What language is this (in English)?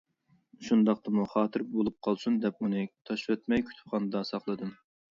Uyghur